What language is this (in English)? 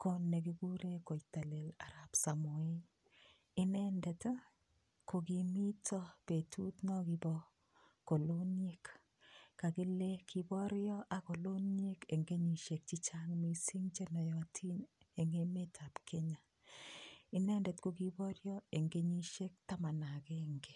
Kalenjin